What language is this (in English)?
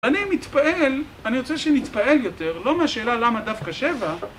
Hebrew